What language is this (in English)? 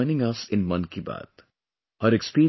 English